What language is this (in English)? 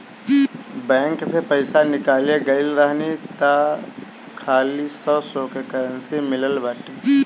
Bhojpuri